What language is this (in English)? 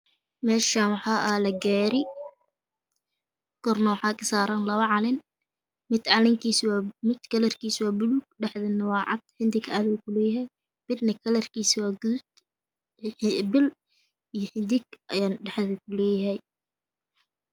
Somali